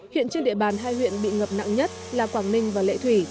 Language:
Vietnamese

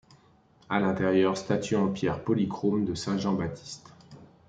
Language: French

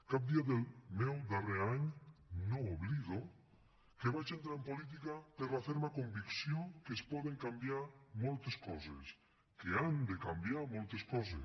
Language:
Catalan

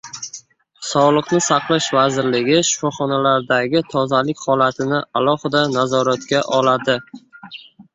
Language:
Uzbek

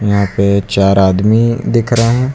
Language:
Hindi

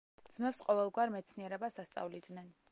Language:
Georgian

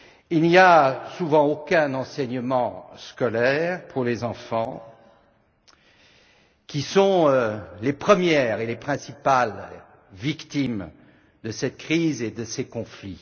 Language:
French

